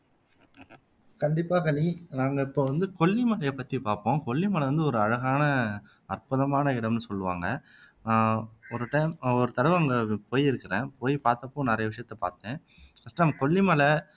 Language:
Tamil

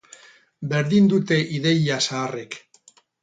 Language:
Basque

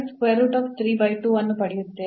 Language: Kannada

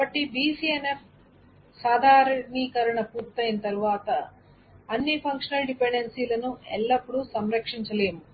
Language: Telugu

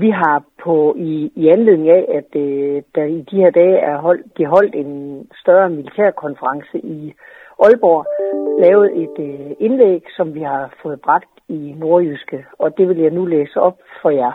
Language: Danish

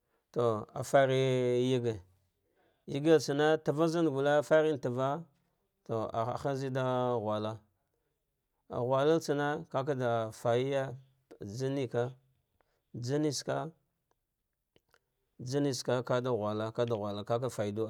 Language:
Dghwede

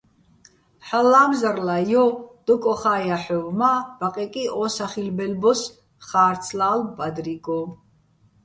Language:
Bats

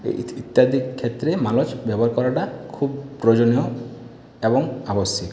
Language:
Bangla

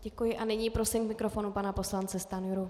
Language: Czech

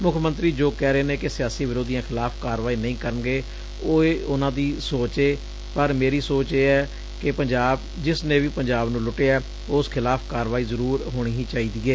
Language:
Punjabi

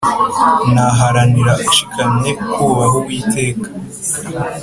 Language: Kinyarwanda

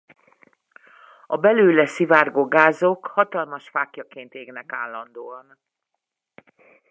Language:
Hungarian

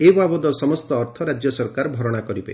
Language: Odia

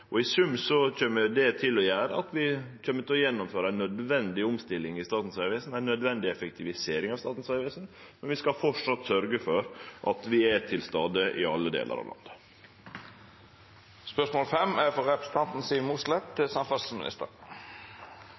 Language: Norwegian Nynorsk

